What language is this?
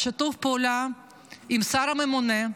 Hebrew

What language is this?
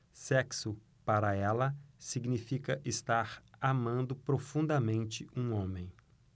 Portuguese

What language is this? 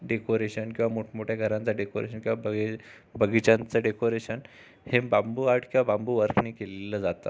Marathi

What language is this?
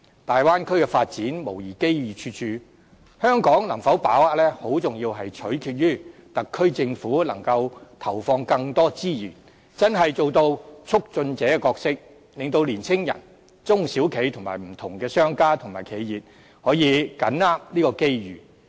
Cantonese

